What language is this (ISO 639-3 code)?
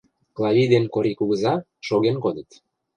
chm